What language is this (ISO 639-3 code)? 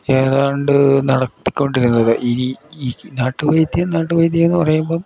mal